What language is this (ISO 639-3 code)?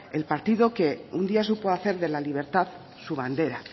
spa